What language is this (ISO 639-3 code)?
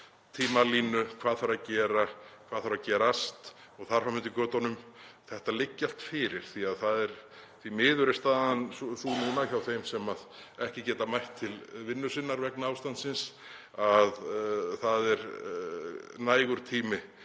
isl